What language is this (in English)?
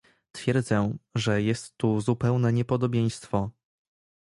Polish